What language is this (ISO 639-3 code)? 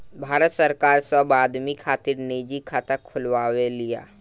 bho